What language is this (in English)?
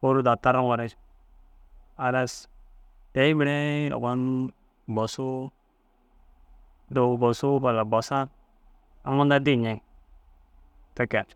Dazaga